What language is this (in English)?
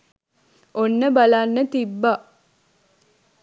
Sinhala